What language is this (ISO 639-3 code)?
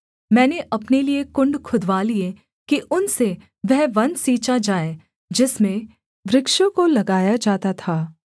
hin